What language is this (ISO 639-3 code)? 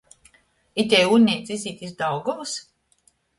ltg